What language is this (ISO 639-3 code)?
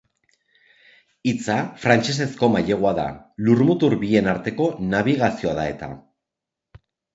eus